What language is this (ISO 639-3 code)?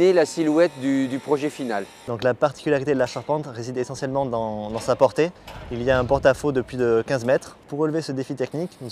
fra